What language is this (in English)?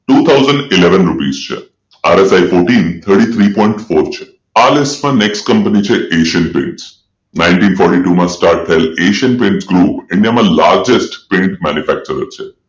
Gujarati